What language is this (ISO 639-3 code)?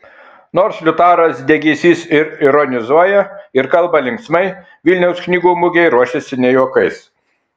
lit